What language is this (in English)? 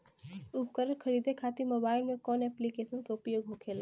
Bhojpuri